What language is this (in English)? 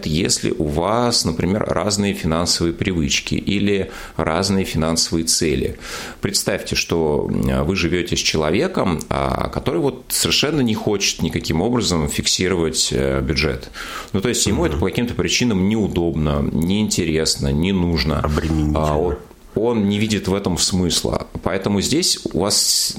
Russian